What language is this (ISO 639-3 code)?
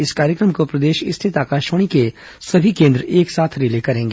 hin